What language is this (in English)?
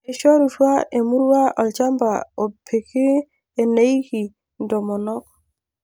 Masai